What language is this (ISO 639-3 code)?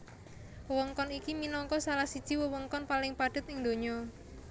jav